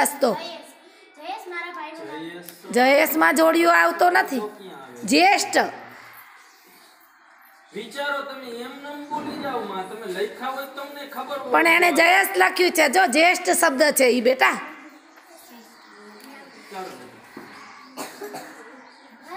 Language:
Spanish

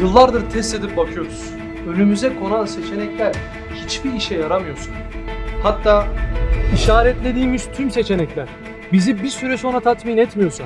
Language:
Turkish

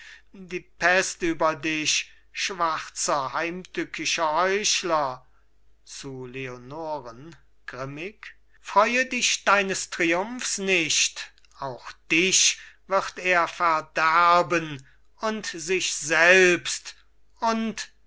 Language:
German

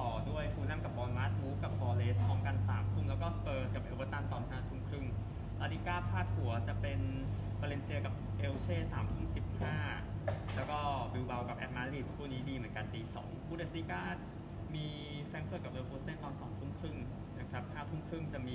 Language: Thai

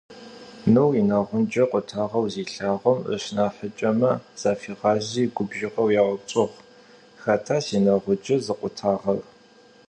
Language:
Adyghe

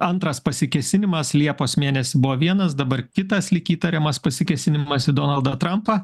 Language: Lithuanian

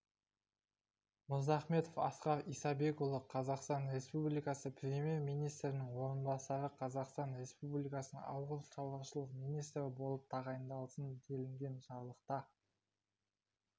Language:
Kazakh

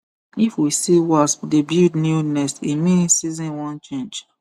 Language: Nigerian Pidgin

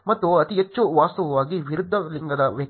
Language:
Kannada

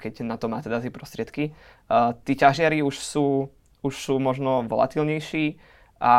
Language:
Slovak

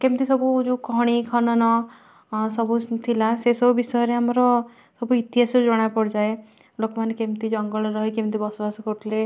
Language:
Odia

